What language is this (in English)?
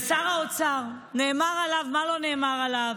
Hebrew